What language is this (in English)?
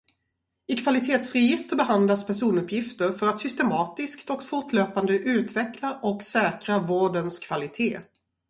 Swedish